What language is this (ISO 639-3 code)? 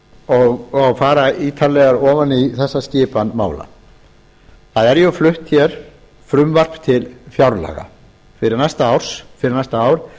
isl